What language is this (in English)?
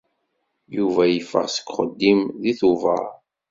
Kabyle